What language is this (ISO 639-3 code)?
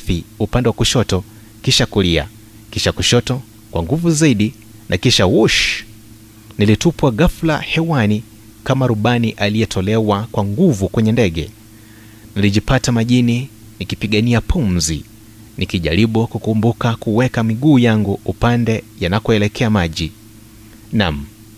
swa